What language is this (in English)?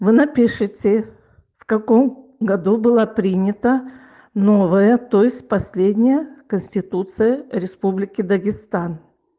Russian